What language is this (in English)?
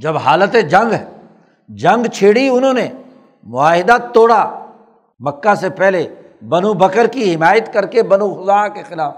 Urdu